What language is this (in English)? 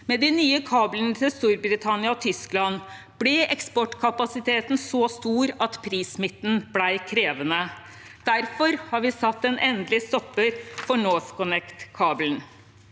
Norwegian